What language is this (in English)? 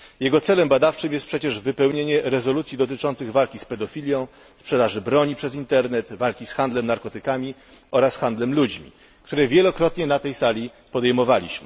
Polish